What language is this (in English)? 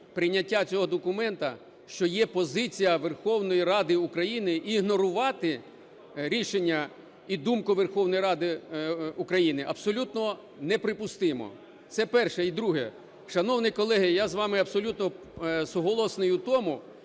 Ukrainian